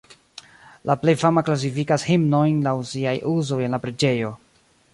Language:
Esperanto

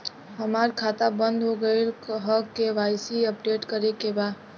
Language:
Bhojpuri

